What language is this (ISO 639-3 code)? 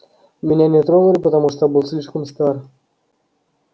rus